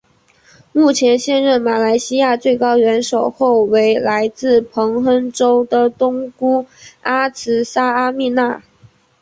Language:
Chinese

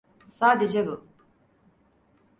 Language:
Turkish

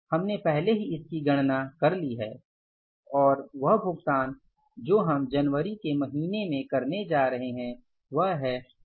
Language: Hindi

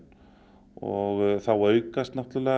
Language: Icelandic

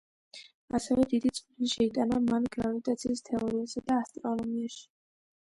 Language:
Georgian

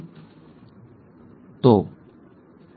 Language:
Gujarati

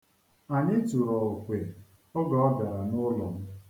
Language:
Igbo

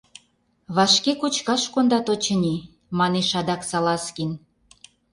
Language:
Mari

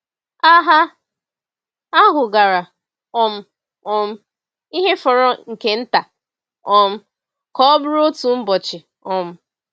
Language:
Igbo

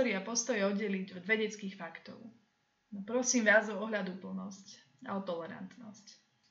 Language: Slovak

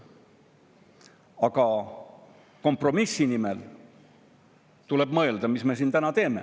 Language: Estonian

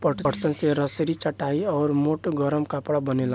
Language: Bhojpuri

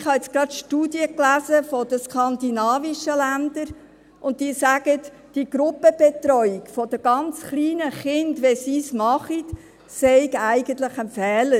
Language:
Swiss German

